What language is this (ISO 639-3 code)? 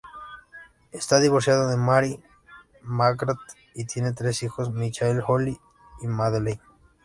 spa